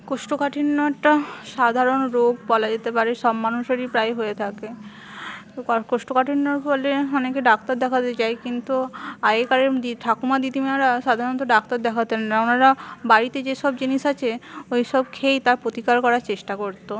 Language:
Bangla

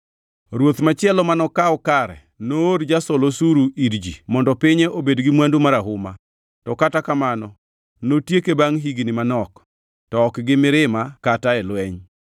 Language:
Luo (Kenya and Tanzania)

